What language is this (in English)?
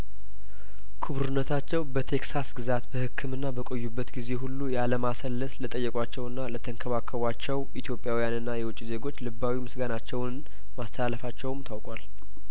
Amharic